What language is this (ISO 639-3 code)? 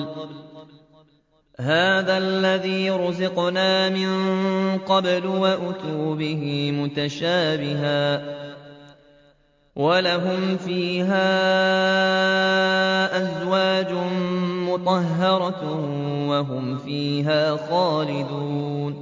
ara